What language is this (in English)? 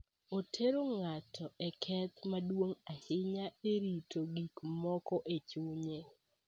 Luo (Kenya and Tanzania)